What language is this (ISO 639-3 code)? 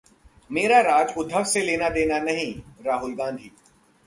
hin